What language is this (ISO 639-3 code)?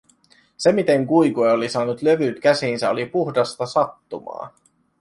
fin